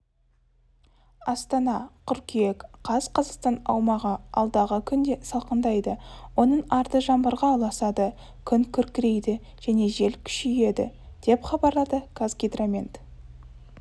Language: Kazakh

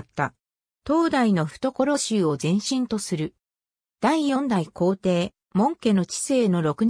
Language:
Japanese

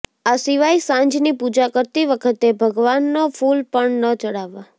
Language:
Gujarati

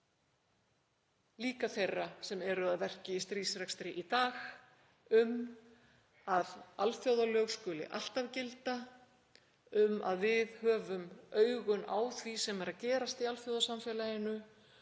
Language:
Icelandic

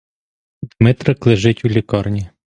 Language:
Ukrainian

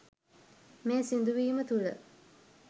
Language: Sinhala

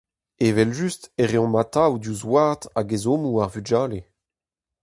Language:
Breton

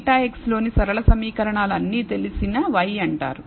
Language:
Telugu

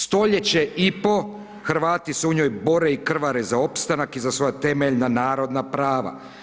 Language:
Croatian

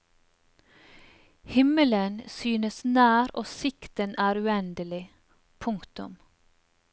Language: Norwegian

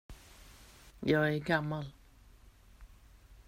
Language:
Swedish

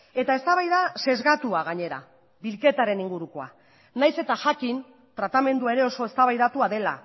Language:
Basque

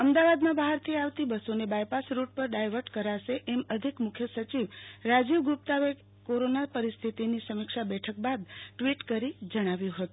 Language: Gujarati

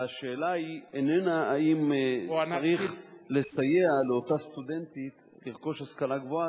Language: Hebrew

